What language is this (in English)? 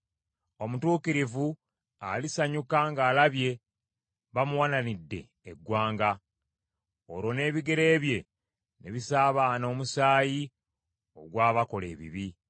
Ganda